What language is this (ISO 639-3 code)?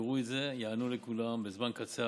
heb